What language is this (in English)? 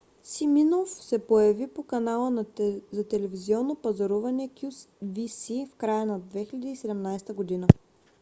Bulgarian